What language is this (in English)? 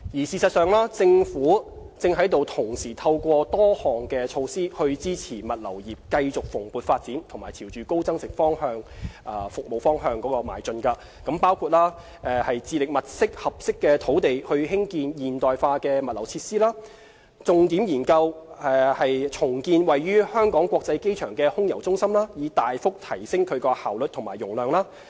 Cantonese